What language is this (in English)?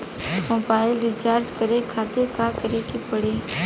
Bhojpuri